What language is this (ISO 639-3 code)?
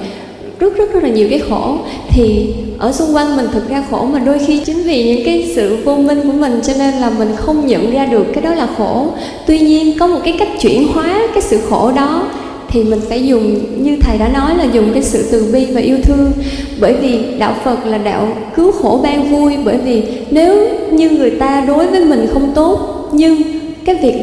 vie